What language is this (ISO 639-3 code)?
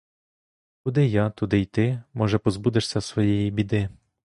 ukr